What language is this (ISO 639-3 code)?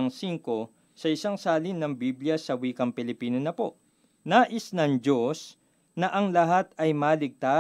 fil